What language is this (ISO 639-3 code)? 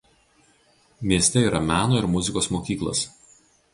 lit